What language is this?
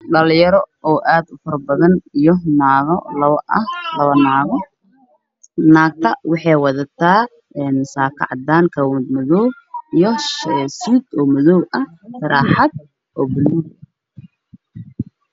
Somali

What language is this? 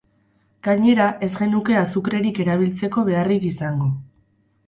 Basque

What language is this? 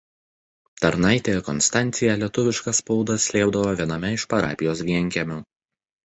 Lithuanian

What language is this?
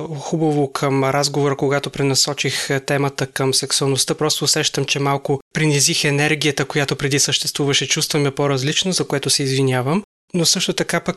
Bulgarian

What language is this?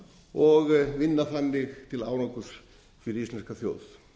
Icelandic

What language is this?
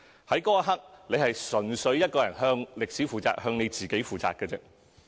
Cantonese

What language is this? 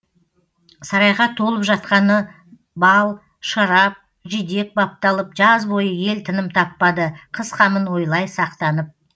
Kazakh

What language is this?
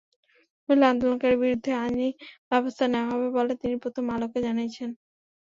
Bangla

